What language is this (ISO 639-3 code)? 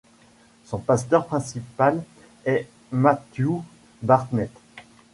fra